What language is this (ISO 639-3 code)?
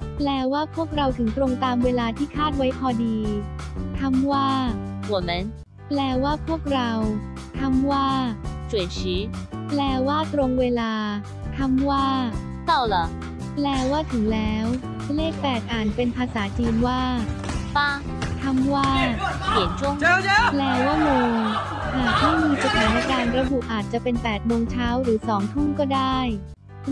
tha